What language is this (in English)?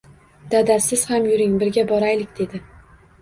Uzbek